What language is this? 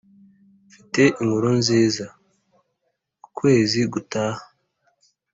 Kinyarwanda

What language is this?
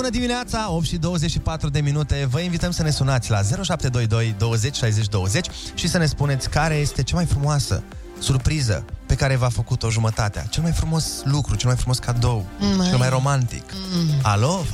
Romanian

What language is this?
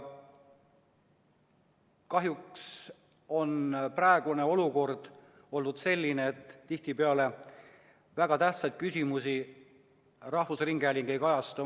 Estonian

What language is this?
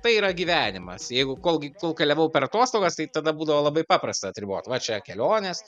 Lithuanian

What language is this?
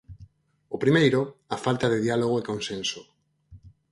Galician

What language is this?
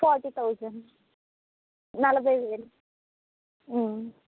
Telugu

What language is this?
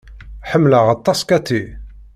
Kabyle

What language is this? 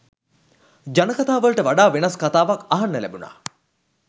Sinhala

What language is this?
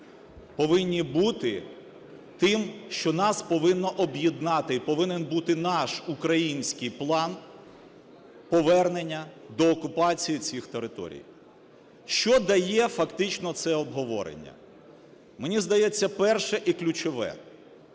Ukrainian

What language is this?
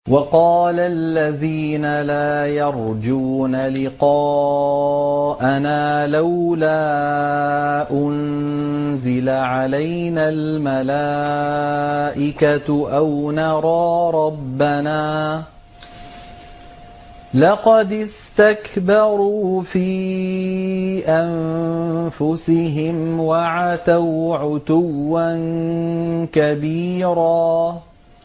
Arabic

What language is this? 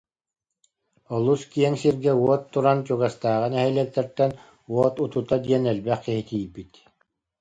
Yakut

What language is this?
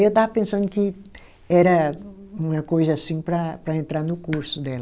Portuguese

